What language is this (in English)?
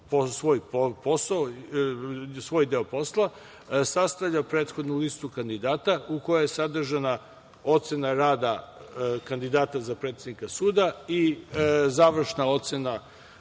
Serbian